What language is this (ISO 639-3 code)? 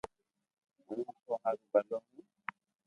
lrk